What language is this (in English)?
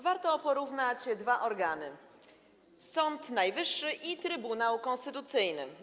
Polish